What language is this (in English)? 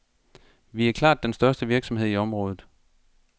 Danish